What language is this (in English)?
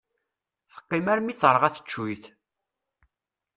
Kabyle